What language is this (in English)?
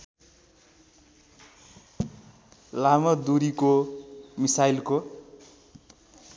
Nepali